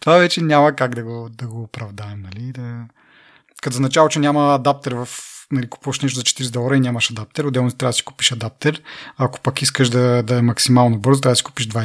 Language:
Bulgarian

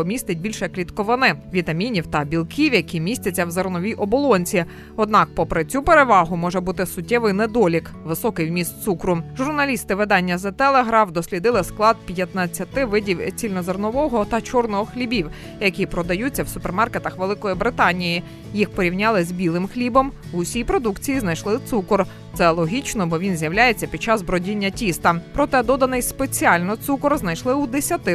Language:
Ukrainian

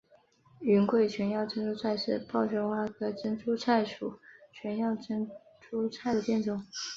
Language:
Chinese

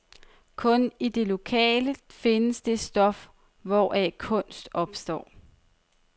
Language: Danish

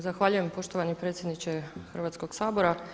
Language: Croatian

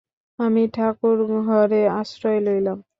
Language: Bangla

